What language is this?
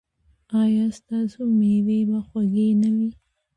Pashto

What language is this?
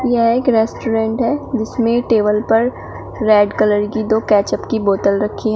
Hindi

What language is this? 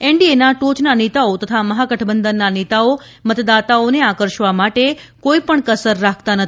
Gujarati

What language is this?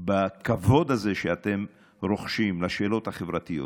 Hebrew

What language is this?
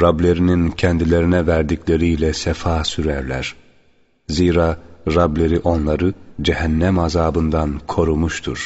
Turkish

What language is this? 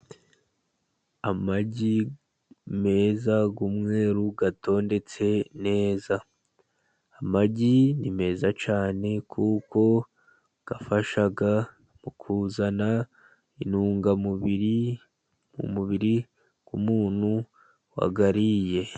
Kinyarwanda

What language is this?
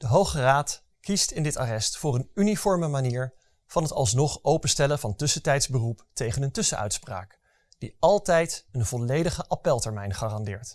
Dutch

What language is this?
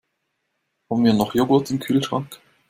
German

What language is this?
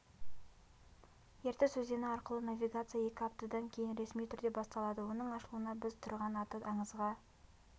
Kazakh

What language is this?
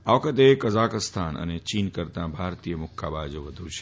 Gujarati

